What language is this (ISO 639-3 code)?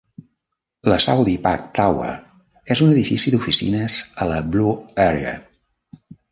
cat